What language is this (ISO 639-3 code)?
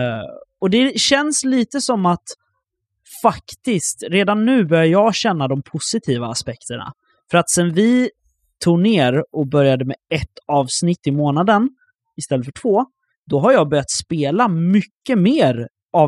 swe